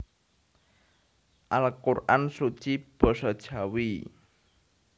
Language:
Javanese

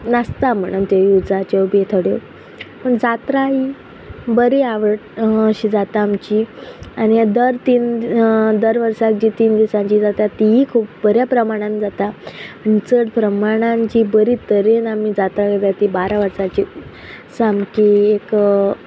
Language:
Konkani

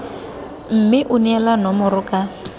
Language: Tswana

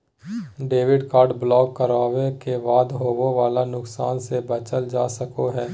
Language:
Magahi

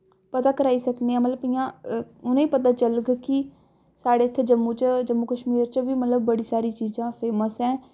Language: Dogri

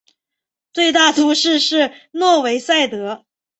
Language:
Chinese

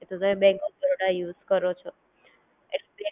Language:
Gujarati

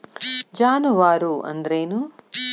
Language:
Kannada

